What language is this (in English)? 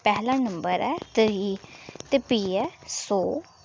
Dogri